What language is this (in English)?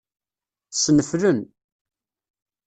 Kabyle